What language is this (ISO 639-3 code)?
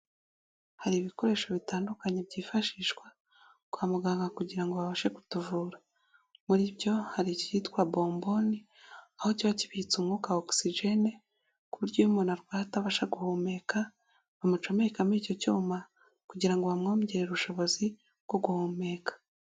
kin